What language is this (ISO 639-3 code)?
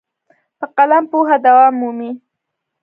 pus